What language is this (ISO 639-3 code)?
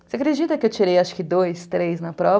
por